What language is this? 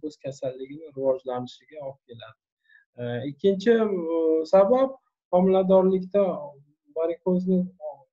Turkish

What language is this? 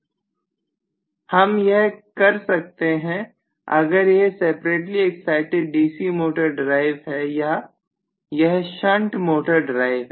Hindi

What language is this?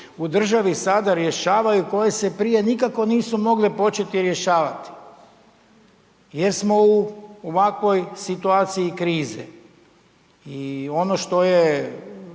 Croatian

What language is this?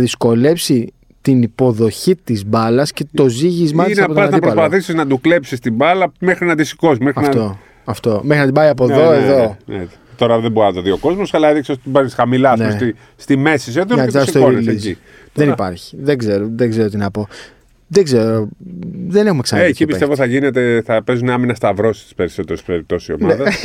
Greek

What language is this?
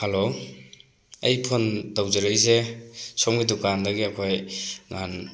Manipuri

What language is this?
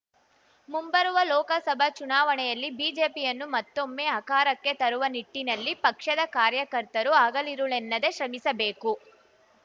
Kannada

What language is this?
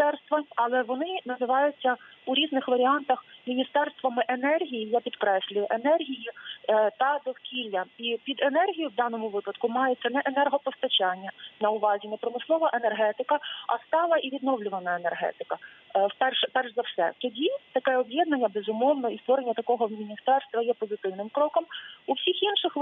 Ukrainian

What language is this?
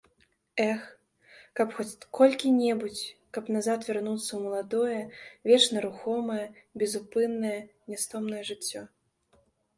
Belarusian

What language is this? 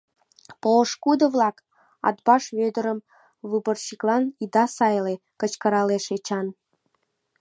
Mari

